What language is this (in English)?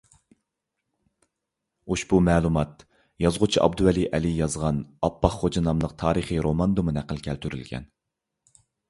Uyghur